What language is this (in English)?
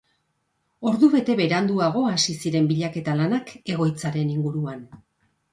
Basque